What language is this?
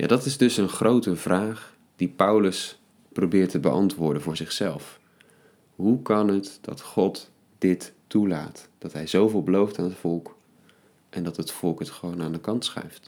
Dutch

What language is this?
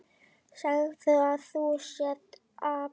Icelandic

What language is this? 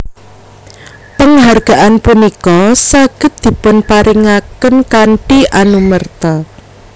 Javanese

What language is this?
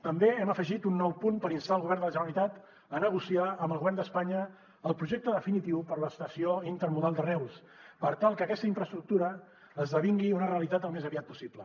Catalan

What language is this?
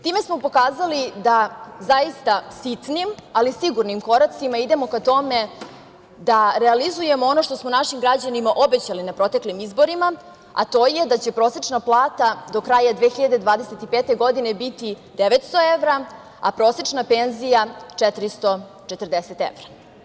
Serbian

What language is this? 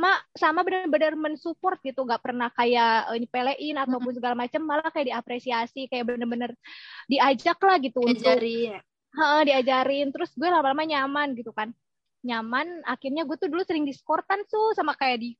Indonesian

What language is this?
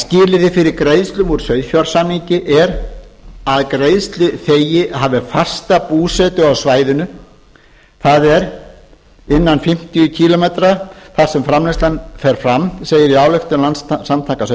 Icelandic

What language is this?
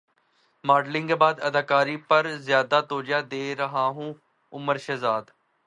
Urdu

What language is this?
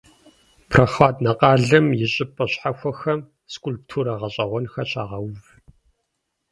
Kabardian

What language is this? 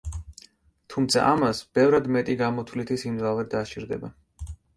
Georgian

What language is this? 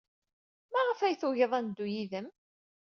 Kabyle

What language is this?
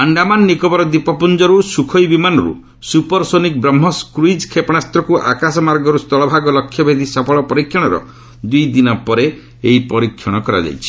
Odia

